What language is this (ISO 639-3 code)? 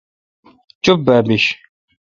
xka